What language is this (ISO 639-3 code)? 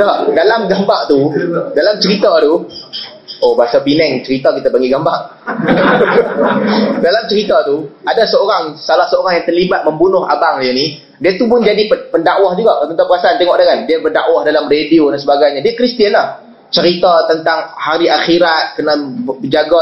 msa